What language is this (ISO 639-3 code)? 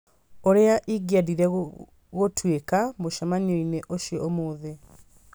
kik